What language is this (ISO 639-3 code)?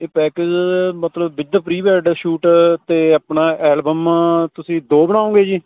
pan